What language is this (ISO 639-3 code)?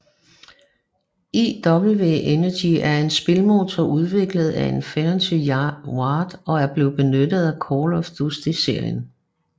dan